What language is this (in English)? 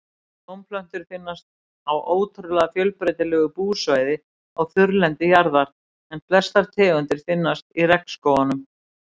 Icelandic